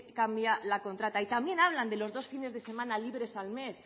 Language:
Spanish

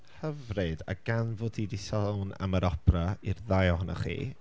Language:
Welsh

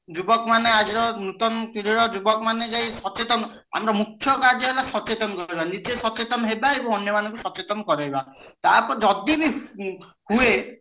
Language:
Odia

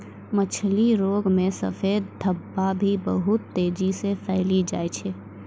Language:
Maithili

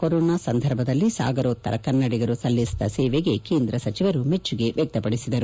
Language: Kannada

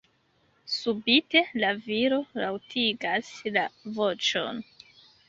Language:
Esperanto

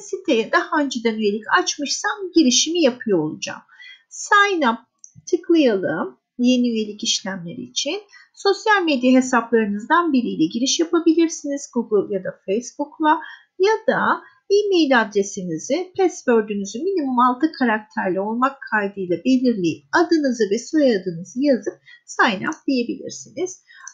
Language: Turkish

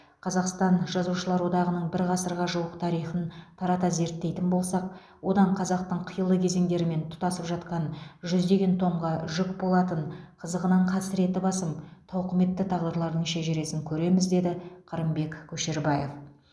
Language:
Kazakh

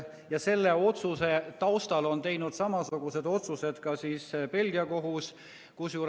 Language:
Estonian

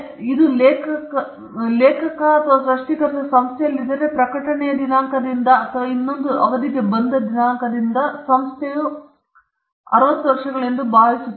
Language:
Kannada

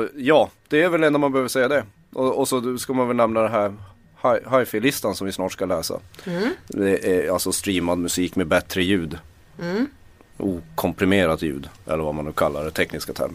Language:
Swedish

